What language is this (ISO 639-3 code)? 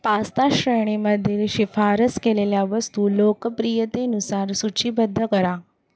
mar